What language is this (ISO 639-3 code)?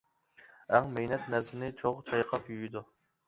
uig